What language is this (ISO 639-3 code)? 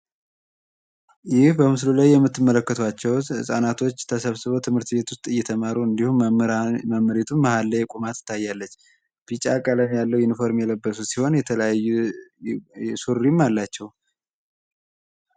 amh